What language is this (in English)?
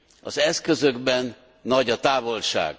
Hungarian